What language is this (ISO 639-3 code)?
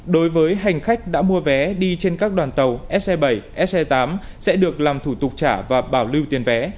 vie